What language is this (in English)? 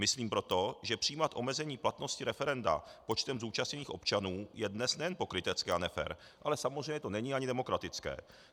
Czech